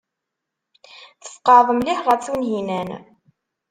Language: Kabyle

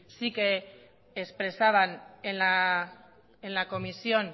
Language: Spanish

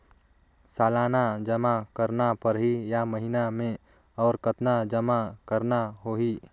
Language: Chhattisgarhi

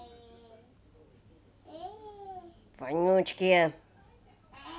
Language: Russian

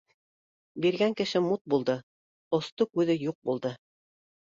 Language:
Bashkir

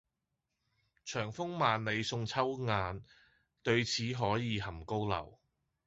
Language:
Cantonese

